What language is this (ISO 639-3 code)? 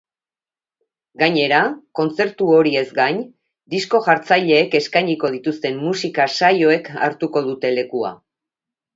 eus